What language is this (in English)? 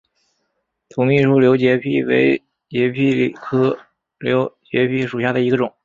Chinese